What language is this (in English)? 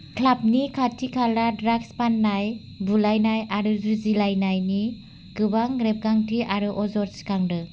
Bodo